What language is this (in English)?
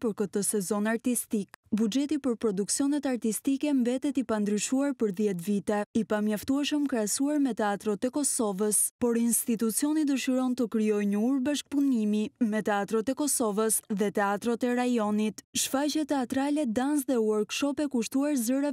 Romanian